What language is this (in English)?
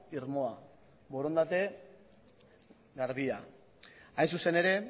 Basque